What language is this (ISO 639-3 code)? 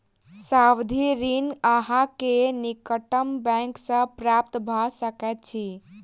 mai